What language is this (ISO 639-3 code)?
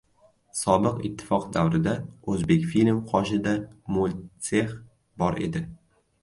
uzb